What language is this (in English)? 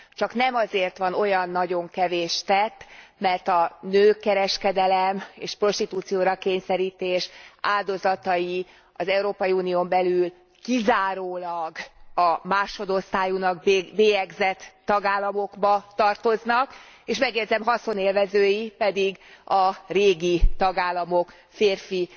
Hungarian